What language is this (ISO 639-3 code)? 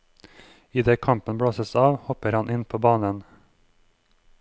nor